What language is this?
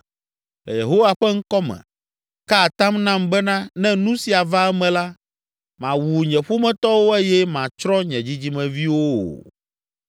Ewe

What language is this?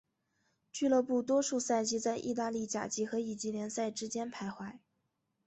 Chinese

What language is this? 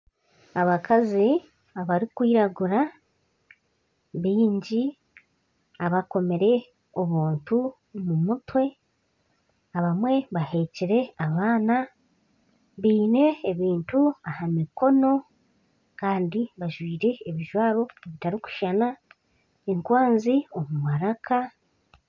Nyankole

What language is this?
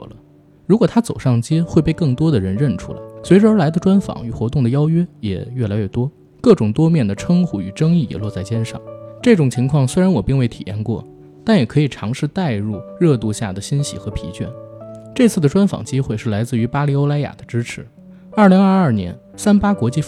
Chinese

